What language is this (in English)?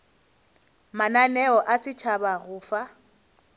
Northern Sotho